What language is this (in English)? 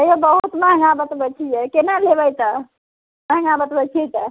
Maithili